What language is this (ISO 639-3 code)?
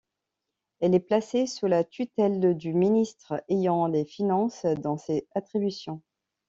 fra